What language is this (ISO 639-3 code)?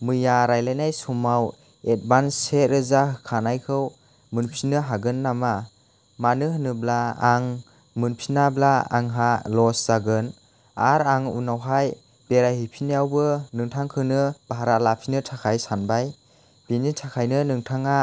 brx